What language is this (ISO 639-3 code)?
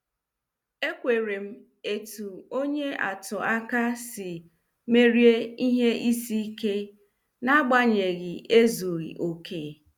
ibo